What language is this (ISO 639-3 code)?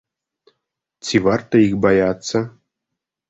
bel